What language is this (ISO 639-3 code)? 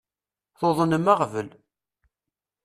kab